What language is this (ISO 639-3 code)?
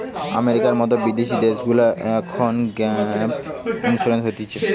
ben